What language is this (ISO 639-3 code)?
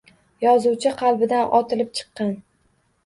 uzb